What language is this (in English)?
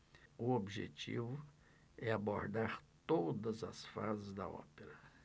Portuguese